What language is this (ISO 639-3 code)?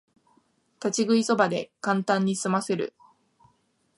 jpn